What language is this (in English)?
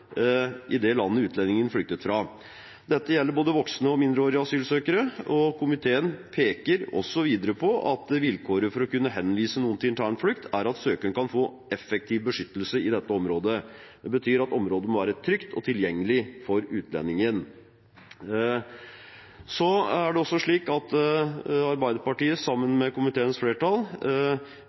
Norwegian Bokmål